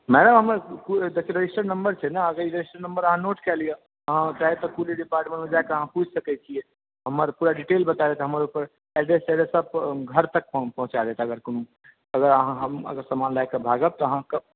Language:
Maithili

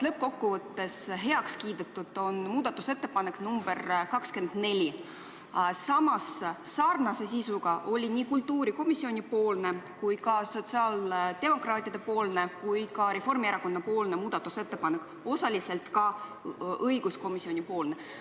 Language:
Estonian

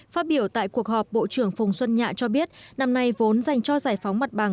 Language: Vietnamese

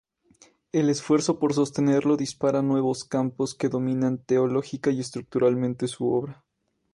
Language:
Spanish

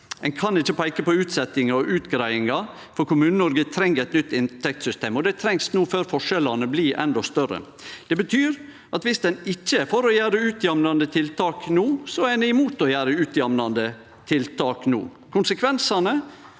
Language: Norwegian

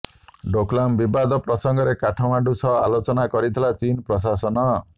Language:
Odia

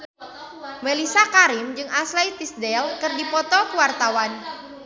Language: Sundanese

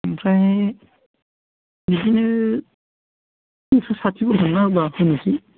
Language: Bodo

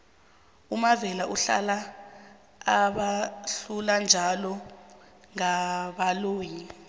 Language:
South Ndebele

